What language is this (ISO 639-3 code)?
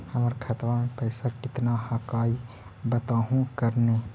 mag